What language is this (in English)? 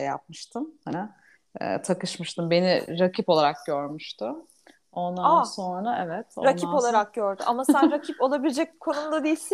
Turkish